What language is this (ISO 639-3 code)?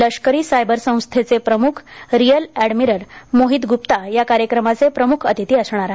mar